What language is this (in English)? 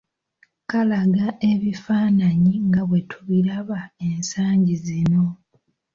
Ganda